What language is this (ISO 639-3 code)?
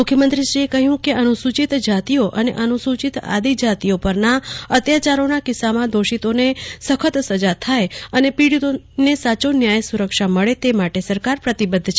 guj